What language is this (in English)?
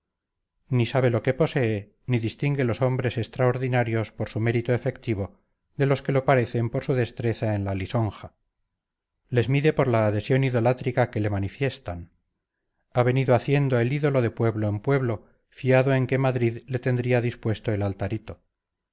Spanish